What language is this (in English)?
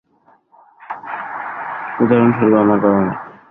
Bangla